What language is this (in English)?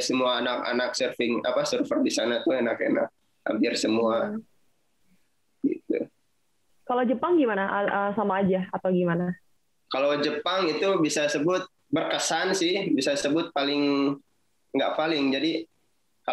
Indonesian